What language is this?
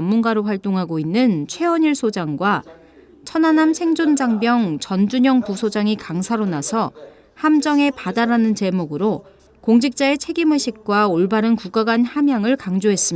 Korean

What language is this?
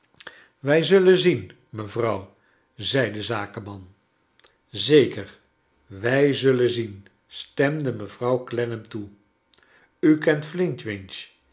Dutch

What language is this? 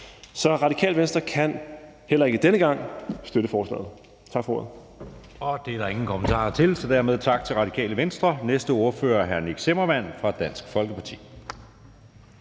Danish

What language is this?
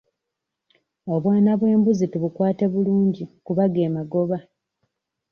Ganda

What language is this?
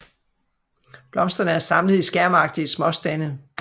Danish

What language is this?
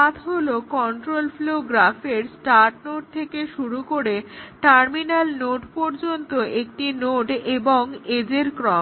Bangla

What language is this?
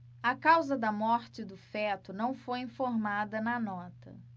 Portuguese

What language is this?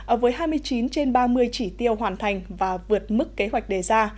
Vietnamese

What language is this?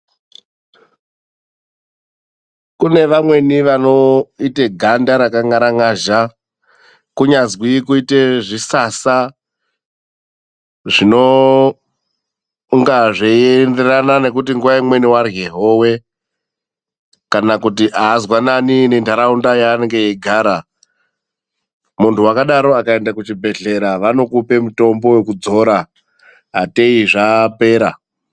Ndau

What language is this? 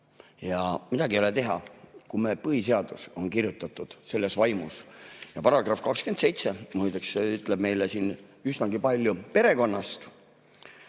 Estonian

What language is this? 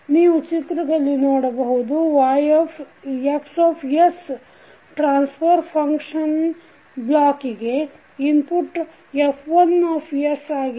Kannada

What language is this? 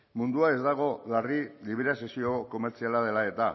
Basque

